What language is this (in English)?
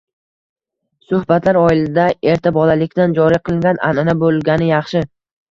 Uzbek